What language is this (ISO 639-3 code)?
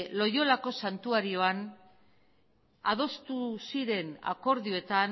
eus